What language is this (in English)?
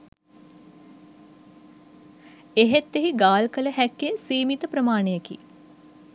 Sinhala